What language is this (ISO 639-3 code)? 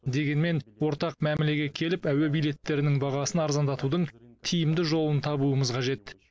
kaz